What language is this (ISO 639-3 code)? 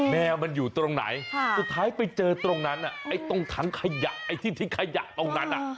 tha